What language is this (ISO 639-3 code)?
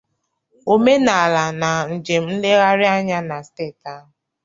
ibo